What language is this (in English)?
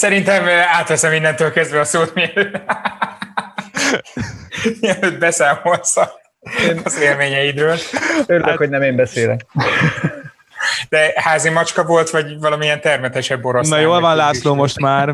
Hungarian